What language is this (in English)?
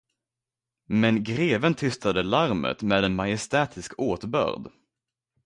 Swedish